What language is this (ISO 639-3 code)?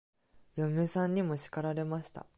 jpn